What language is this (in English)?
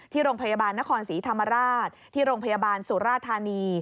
Thai